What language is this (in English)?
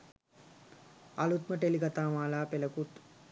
Sinhala